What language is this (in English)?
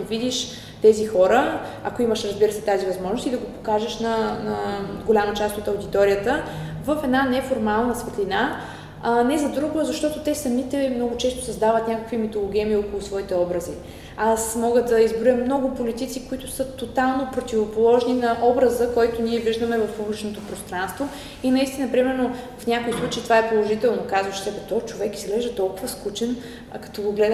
Bulgarian